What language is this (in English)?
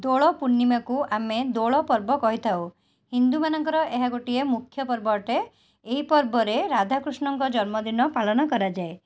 Odia